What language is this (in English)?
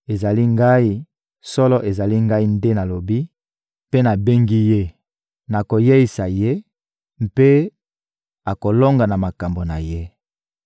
Lingala